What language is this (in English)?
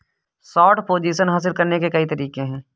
Hindi